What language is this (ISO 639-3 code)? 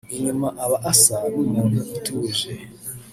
kin